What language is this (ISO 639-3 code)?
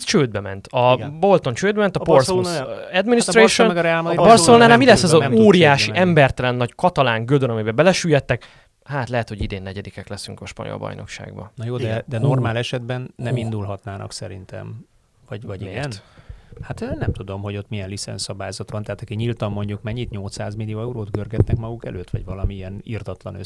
hun